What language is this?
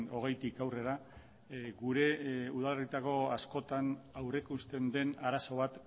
Basque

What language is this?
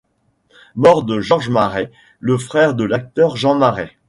French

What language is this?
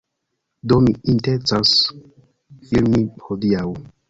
Esperanto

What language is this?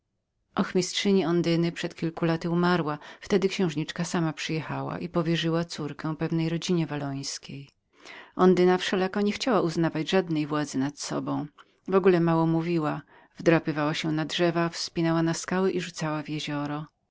Polish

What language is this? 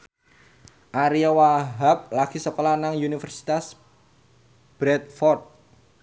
Javanese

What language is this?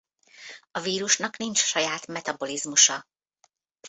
Hungarian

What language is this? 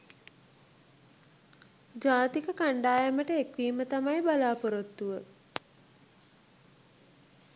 Sinhala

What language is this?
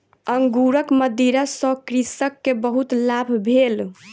Maithili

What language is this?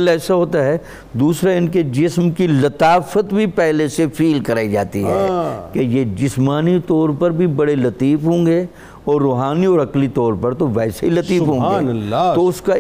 Urdu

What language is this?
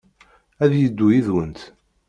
Kabyle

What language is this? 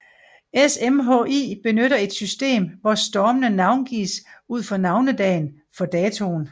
Danish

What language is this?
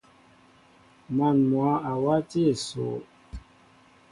Mbo (Cameroon)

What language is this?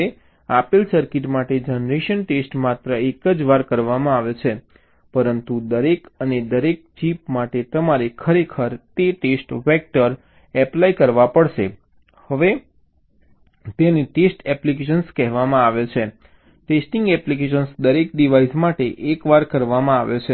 Gujarati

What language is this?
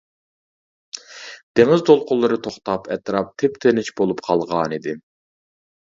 Uyghur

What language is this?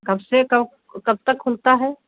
Hindi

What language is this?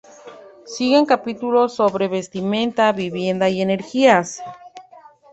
Spanish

